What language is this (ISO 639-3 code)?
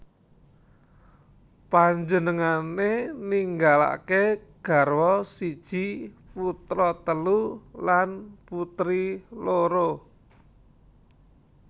jav